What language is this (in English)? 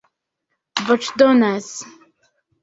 Esperanto